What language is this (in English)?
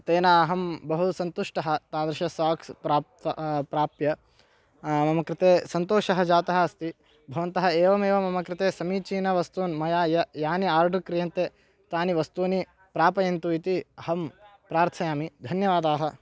Sanskrit